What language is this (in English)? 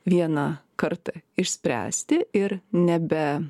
Lithuanian